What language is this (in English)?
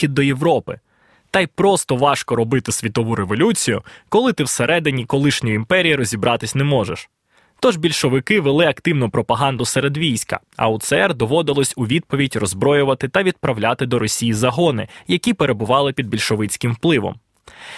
Ukrainian